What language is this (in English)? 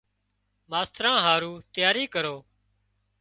Wadiyara Koli